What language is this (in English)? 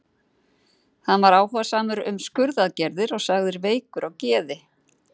Icelandic